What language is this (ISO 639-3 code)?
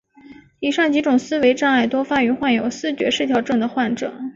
zho